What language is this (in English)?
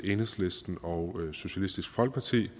Danish